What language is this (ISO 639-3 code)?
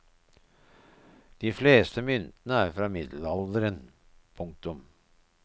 nor